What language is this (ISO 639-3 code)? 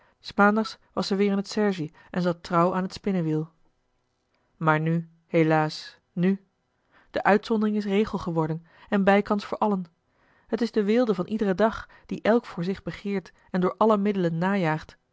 nld